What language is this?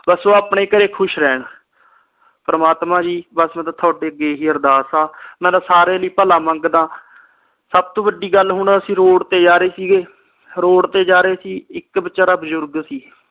Punjabi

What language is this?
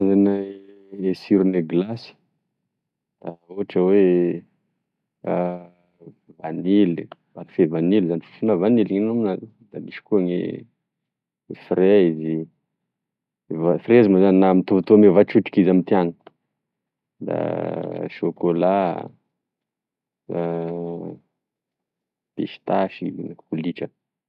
Tesaka Malagasy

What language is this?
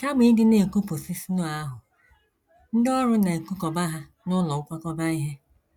Igbo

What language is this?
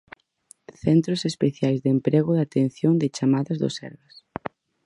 Galician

